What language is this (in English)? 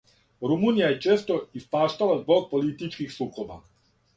Serbian